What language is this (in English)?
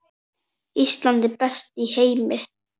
Icelandic